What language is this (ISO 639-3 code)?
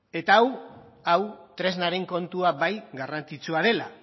eus